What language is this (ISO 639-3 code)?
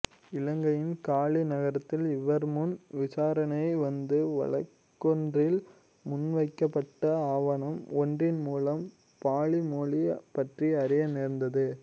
tam